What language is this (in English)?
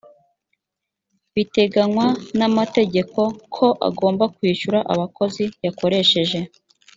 Kinyarwanda